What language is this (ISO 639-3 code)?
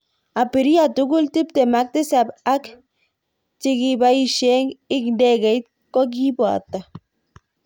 kln